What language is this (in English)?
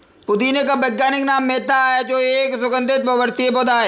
Hindi